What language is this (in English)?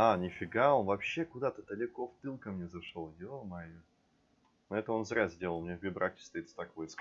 Russian